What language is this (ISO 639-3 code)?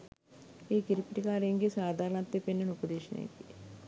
sin